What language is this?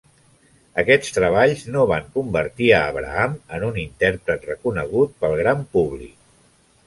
Catalan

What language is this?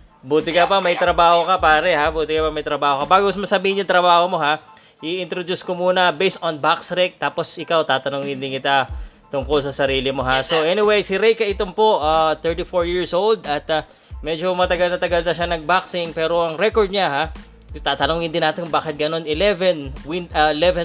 Filipino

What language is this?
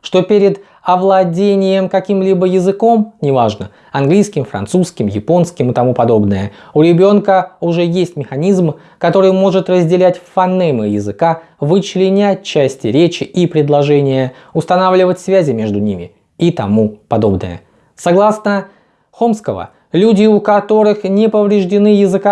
Russian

